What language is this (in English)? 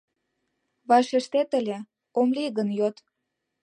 Mari